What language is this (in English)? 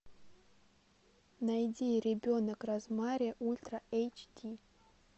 Russian